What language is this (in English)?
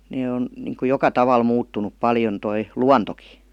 Finnish